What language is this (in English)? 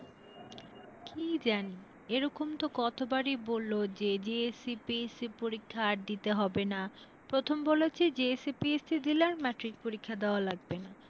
Bangla